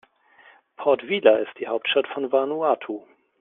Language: German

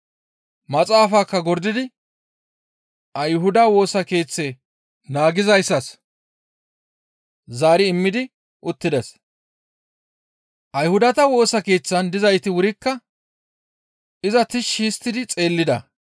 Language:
Gamo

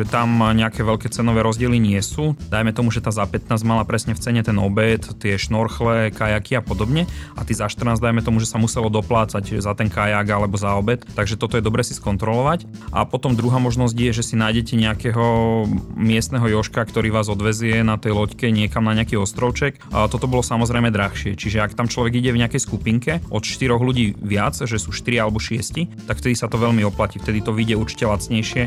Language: Slovak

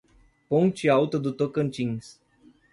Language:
Portuguese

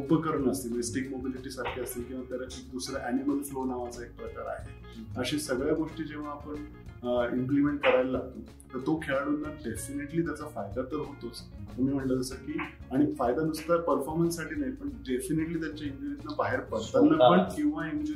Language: Marathi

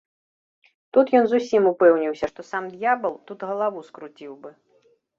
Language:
Belarusian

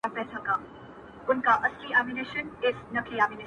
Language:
Pashto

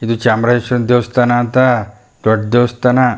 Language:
Kannada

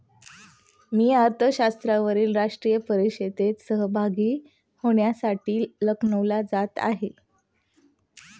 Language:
Marathi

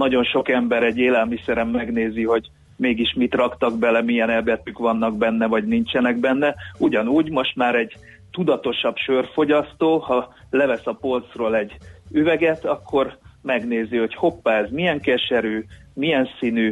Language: Hungarian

